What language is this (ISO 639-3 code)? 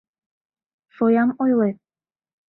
chm